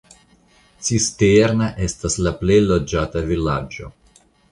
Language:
Esperanto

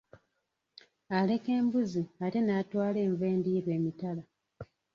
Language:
Ganda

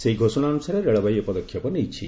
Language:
Odia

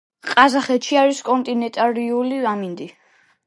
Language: Georgian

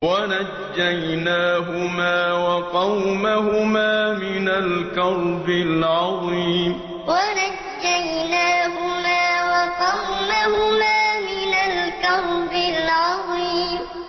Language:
Arabic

